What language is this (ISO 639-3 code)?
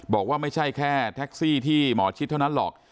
tha